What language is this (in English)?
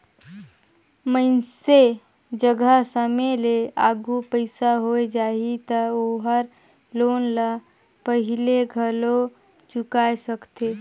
Chhattisgarhi